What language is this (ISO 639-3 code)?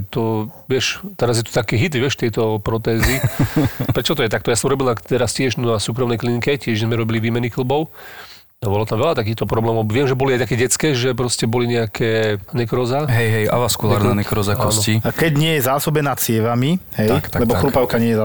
slk